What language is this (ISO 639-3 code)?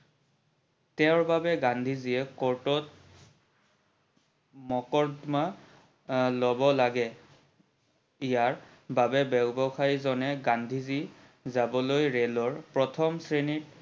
asm